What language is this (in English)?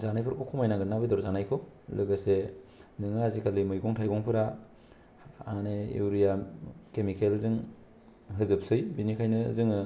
Bodo